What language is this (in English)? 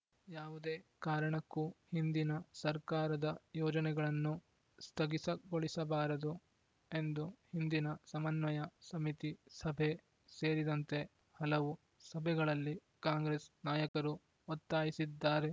Kannada